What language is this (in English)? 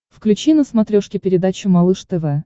Russian